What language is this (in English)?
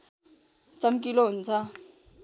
Nepali